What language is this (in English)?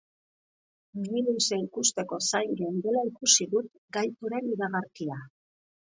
Basque